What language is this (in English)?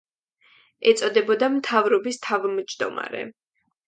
Georgian